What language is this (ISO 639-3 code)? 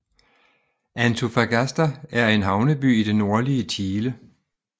dan